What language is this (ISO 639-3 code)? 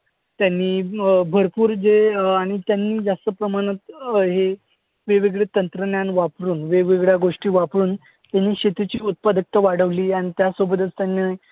mar